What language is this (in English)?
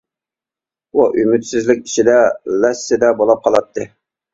Uyghur